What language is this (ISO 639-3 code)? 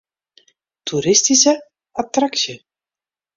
fry